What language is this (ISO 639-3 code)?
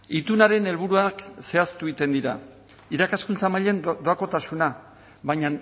eus